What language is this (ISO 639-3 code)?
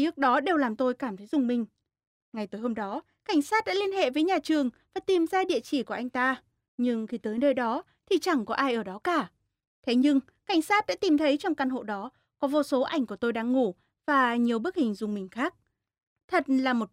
vie